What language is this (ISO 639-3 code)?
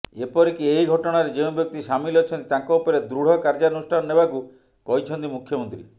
ori